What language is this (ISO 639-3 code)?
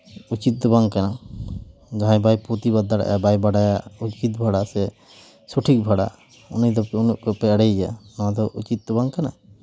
sat